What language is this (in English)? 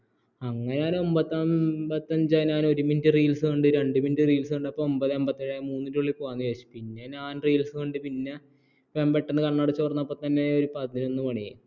Malayalam